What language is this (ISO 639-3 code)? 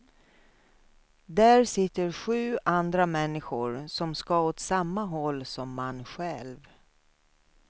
swe